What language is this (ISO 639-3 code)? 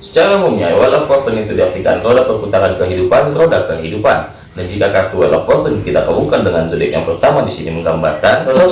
ind